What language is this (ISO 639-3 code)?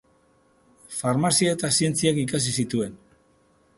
eus